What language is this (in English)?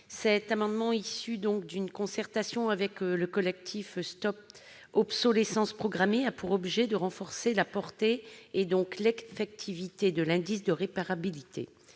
French